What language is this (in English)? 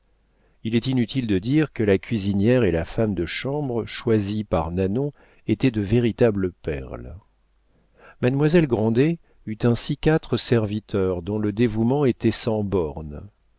French